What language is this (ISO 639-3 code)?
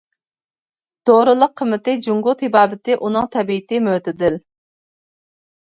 uig